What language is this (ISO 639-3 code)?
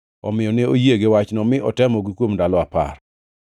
luo